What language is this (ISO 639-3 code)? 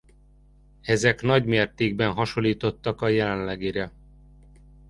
hun